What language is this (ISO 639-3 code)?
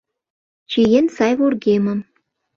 chm